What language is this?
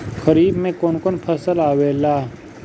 Bhojpuri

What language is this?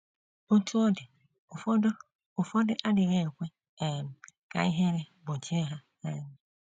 Igbo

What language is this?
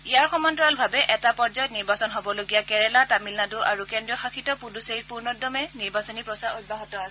Assamese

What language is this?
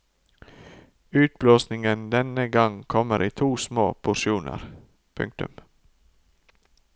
Norwegian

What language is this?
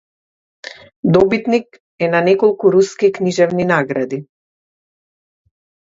Macedonian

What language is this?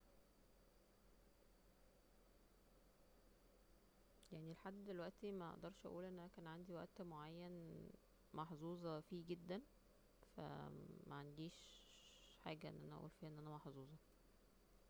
Egyptian Arabic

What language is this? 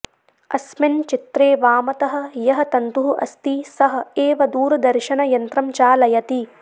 Sanskrit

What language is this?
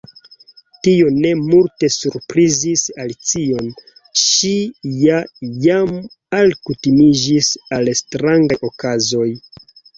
Esperanto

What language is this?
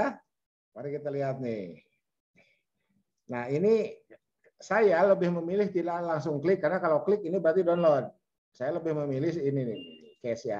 Indonesian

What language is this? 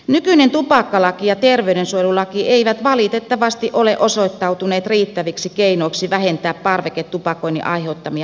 Finnish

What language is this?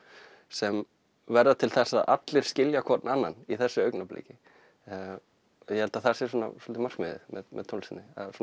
Icelandic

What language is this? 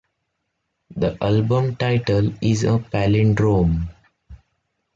English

